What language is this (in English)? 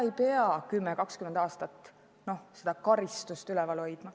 Estonian